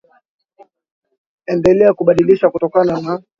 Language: Swahili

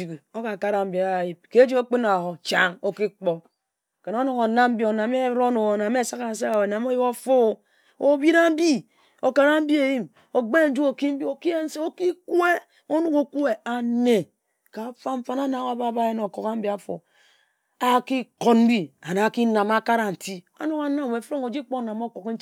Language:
Ejagham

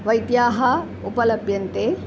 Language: Sanskrit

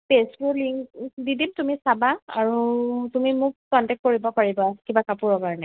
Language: Assamese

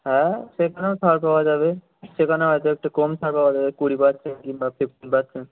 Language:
Bangla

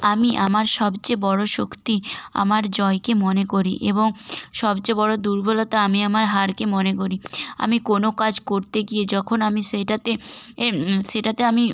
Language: Bangla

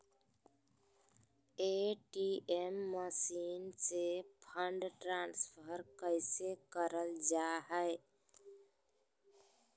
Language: Magahi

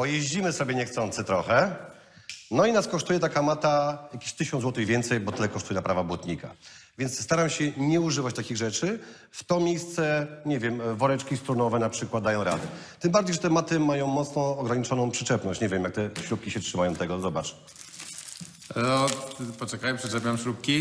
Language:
Polish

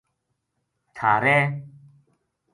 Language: Gujari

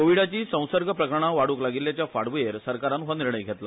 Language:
Konkani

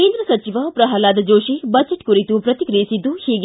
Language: Kannada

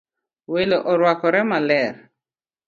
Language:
Luo (Kenya and Tanzania)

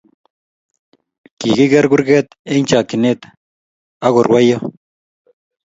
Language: Kalenjin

